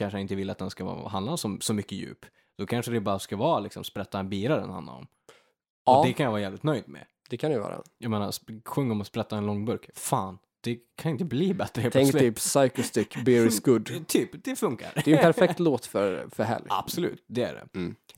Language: Swedish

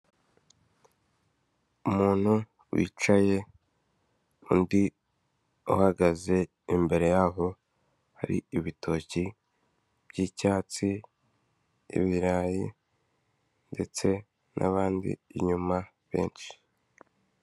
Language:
Kinyarwanda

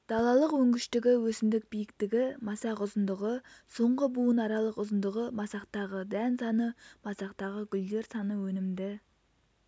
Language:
Kazakh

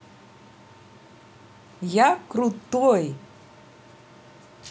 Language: Russian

